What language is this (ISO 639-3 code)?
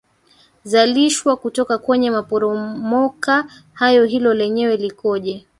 swa